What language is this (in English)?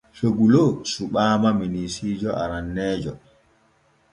Borgu Fulfulde